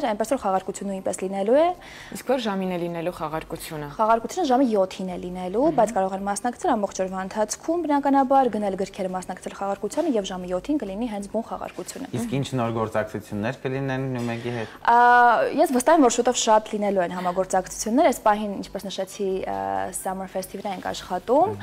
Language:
Romanian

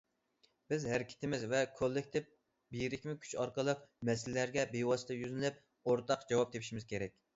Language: Uyghur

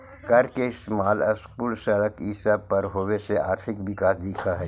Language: Magahi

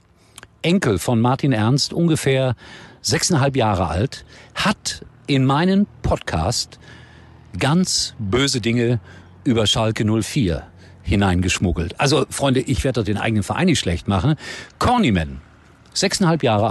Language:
German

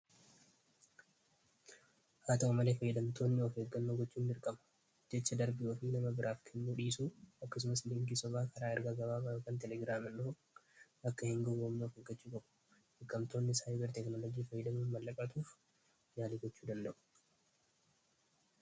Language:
Oromo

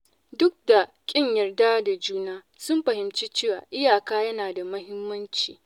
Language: Hausa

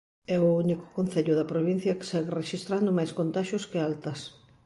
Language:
Galician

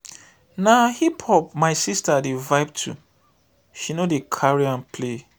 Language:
Nigerian Pidgin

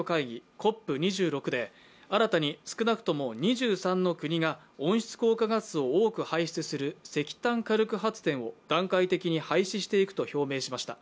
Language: Japanese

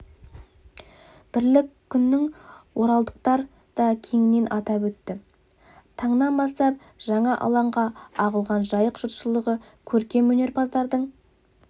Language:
Kazakh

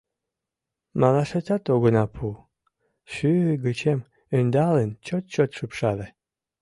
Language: Mari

